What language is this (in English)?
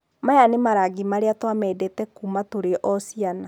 Kikuyu